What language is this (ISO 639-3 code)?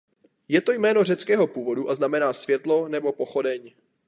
ces